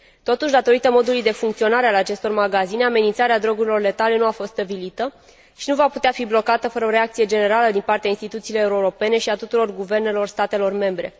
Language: Romanian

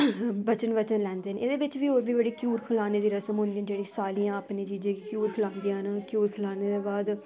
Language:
Dogri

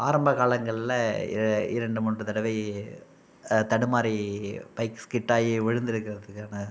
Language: Tamil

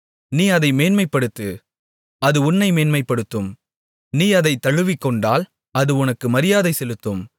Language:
Tamil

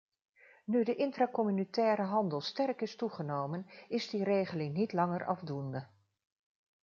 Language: Dutch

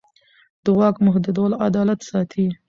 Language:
Pashto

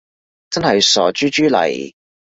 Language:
Cantonese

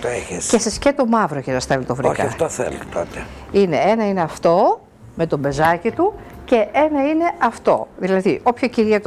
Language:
Greek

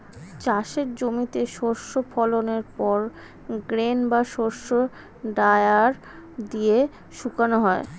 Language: Bangla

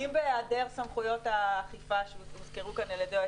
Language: Hebrew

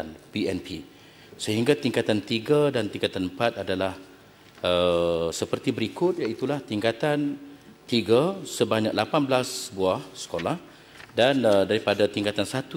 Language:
Malay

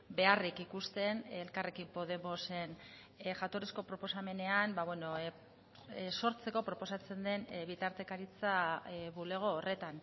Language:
Basque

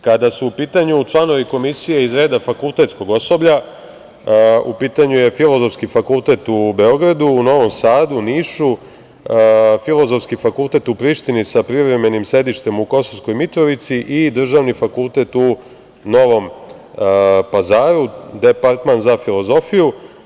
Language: Serbian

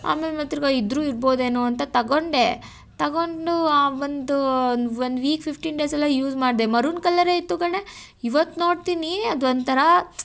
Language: Kannada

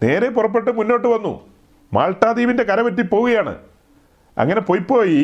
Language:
Malayalam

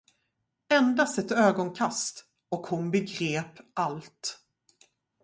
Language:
Swedish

